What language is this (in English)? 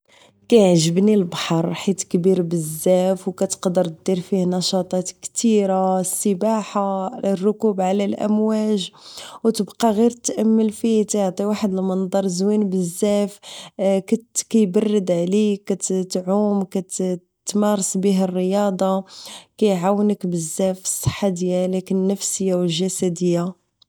Moroccan Arabic